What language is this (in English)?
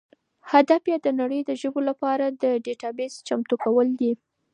Pashto